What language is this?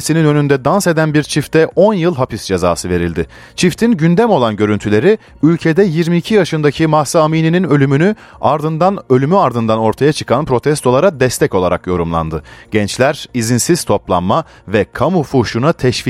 Turkish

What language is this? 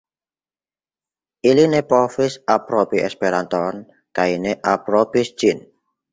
Esperanto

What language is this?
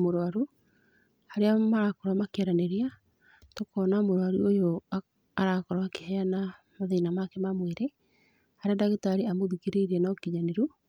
Kikuyu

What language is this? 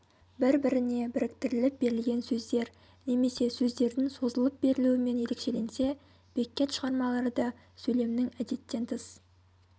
Kazakh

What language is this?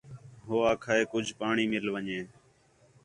Khetrani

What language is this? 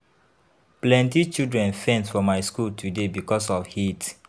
Nigerian Pidgin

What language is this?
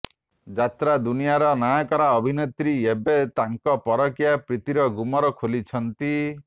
Odia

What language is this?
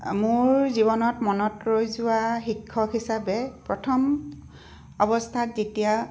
Assamese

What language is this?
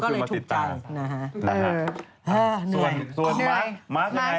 Thai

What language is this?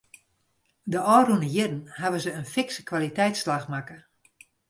Western Frisian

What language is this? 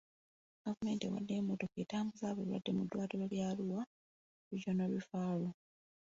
Ganda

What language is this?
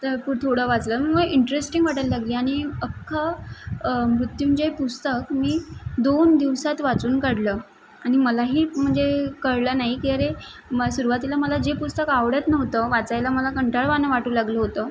Marathi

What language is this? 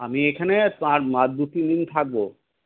Bangla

